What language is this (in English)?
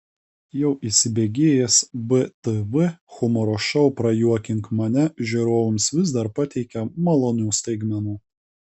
Lithuanian